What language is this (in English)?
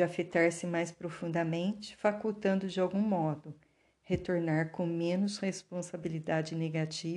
Portuguese